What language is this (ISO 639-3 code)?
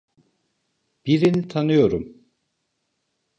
tur